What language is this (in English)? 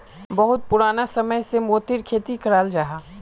Magahi